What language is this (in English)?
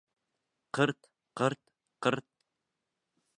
Bashkir